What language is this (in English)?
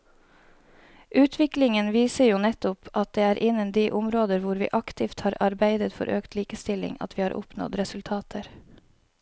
Norwegian